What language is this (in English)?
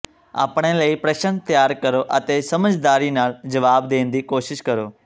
Punjabi